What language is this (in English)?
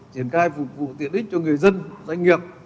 Vietnamese